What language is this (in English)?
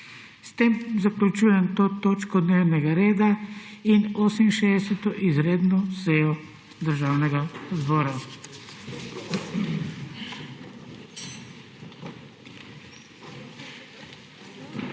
Slovenian